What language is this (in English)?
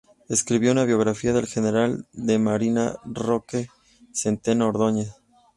Spanish